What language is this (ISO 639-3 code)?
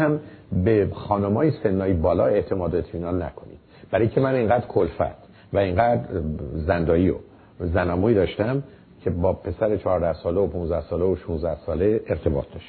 fas